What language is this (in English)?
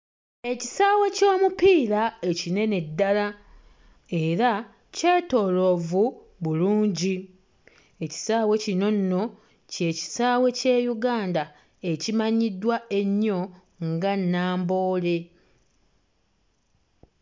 Ganda